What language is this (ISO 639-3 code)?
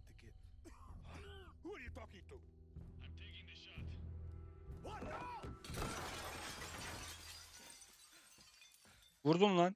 tur